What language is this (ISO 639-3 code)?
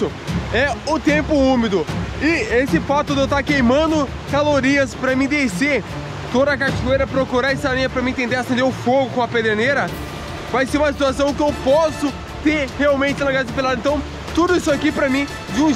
por